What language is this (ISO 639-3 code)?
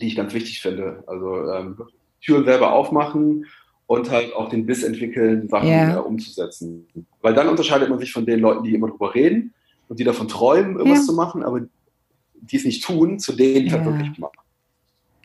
deu